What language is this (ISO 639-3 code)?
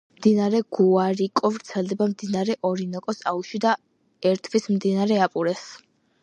kat